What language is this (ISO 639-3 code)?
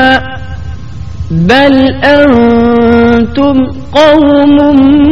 urd